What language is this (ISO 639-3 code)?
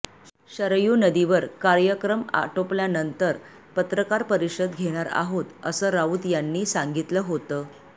mar